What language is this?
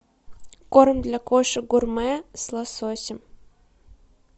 Russian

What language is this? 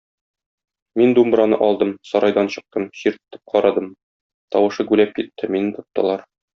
Tatar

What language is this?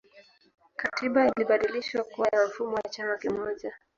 Swahili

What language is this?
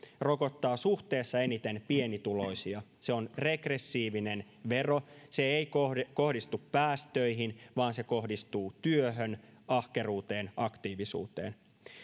Finnish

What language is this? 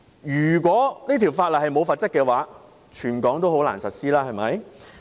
Cantonese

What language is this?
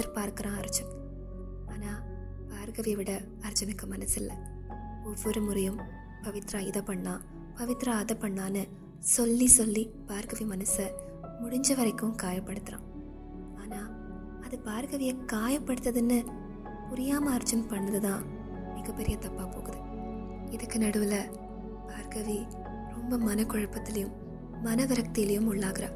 Tamil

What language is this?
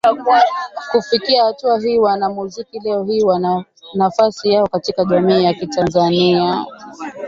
Swahili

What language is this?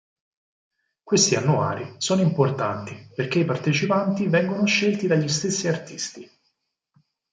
Italian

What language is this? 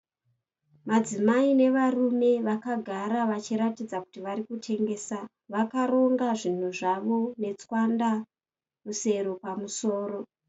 Shona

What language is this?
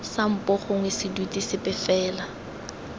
Tswana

